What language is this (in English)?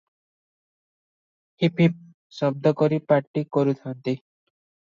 Odia